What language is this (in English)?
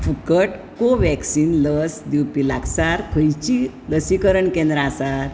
Konkani